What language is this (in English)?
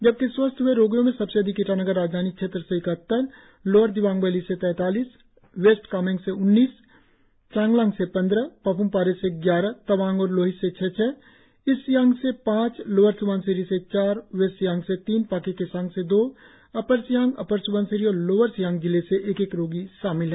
Hindi